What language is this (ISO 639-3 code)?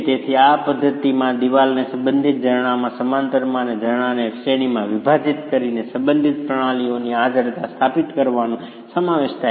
guj